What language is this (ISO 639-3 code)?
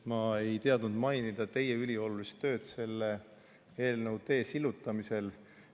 est